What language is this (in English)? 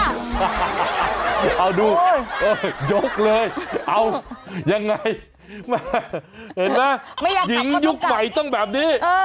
Thai